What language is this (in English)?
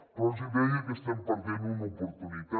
Catalan